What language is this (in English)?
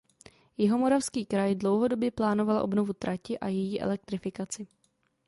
Czech